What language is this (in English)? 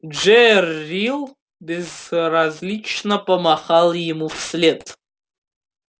Russian